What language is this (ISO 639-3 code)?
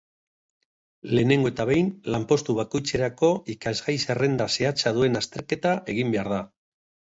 eus